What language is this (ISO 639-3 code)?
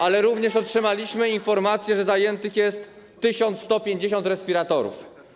pol